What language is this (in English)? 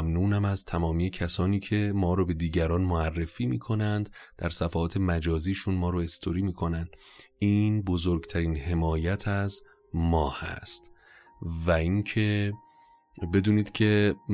Persian